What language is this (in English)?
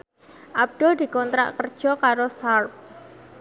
Javanese